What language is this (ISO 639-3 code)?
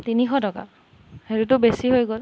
asm